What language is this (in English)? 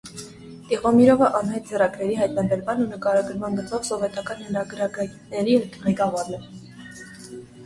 Armenian